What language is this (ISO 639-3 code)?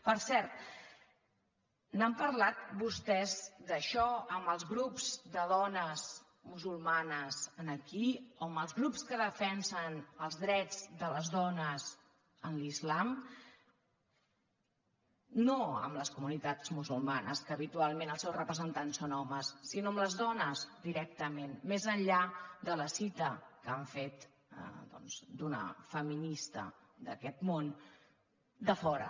cat